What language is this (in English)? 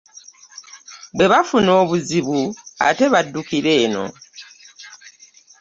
Ganda